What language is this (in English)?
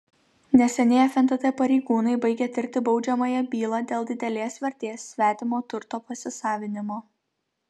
Lithuanian